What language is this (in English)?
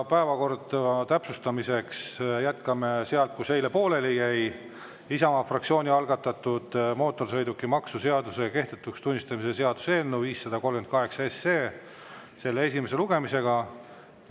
Estonian